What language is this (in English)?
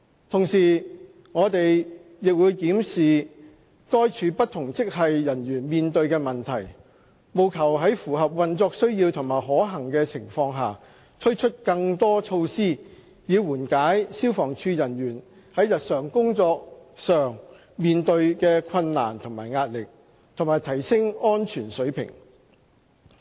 Cantonese